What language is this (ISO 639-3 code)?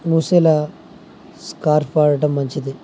tel